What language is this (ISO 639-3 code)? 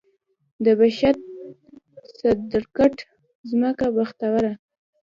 pus